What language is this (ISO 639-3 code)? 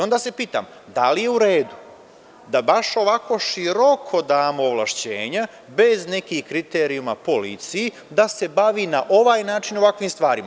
srp